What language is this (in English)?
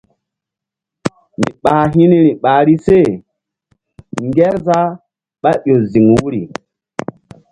Mbum